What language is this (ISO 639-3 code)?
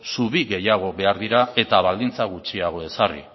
eus